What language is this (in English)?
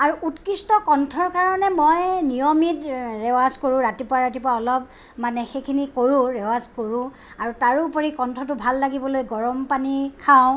Assamese